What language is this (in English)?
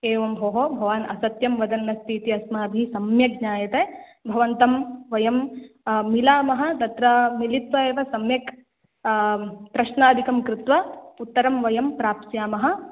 Sanskrit